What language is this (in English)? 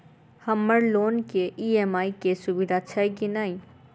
Maithili